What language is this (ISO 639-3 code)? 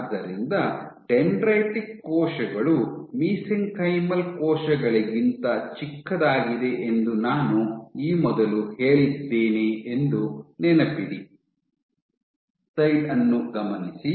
kan